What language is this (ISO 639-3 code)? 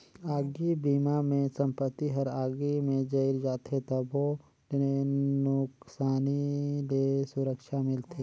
hne